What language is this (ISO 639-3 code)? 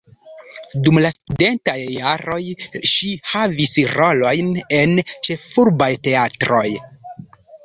epo